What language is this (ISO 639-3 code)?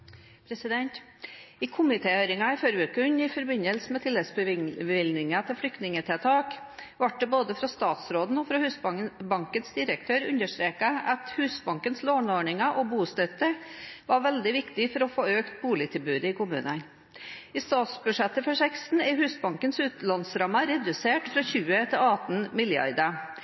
nob